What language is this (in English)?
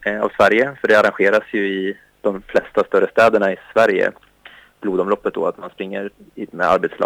Swedish